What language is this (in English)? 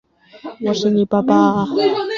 Chinese